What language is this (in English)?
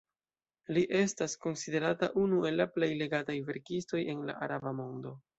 Esperanto